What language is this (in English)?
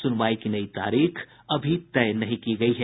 Hindi